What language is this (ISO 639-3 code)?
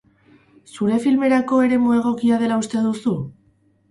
eus